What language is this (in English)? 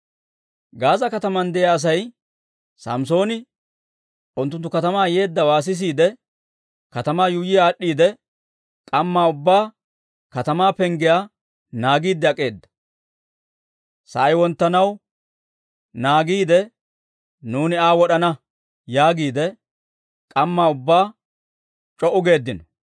Dawro